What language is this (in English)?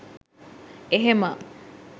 Sinhala